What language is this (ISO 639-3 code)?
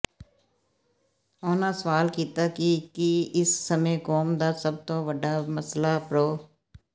pan